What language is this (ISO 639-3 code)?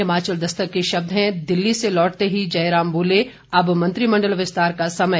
hin